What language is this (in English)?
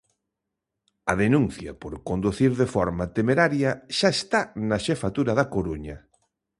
Galician